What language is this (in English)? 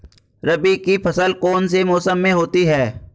Hindi